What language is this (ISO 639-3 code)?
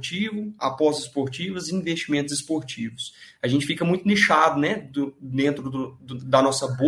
por